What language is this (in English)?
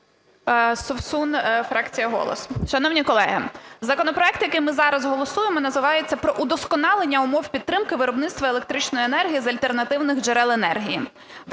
Ukrainian